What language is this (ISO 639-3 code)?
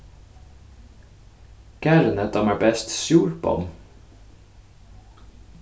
fao